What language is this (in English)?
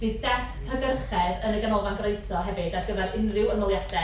Welsh